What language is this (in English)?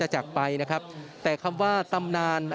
Thai